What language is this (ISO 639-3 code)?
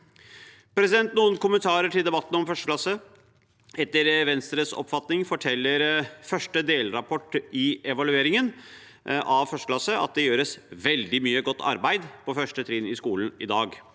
nor